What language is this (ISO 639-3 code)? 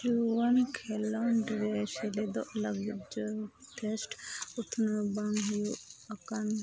sat